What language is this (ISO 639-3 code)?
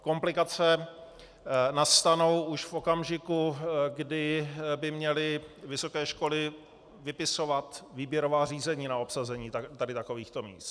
ces